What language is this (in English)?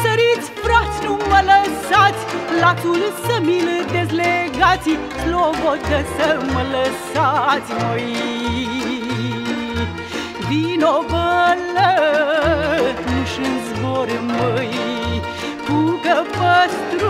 Romanian